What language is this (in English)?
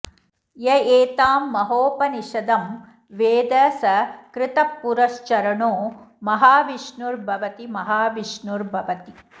Sanskrit